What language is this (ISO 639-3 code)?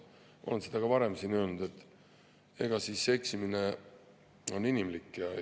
est